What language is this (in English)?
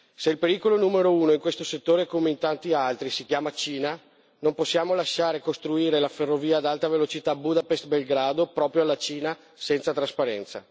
Italian